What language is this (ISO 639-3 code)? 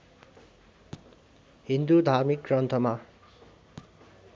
nep